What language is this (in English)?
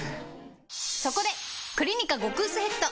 Japanese